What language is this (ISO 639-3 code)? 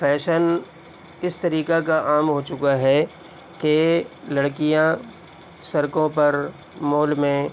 urd